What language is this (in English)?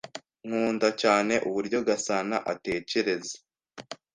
Kinyarwanda